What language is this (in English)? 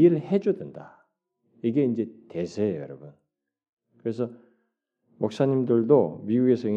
Korean